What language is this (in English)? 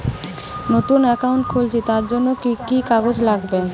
Bangla